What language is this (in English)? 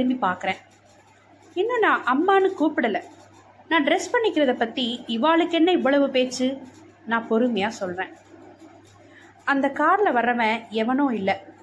Tamil